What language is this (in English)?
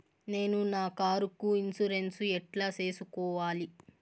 Telugu